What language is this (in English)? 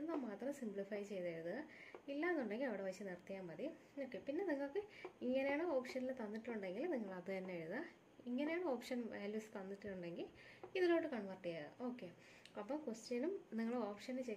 Hindi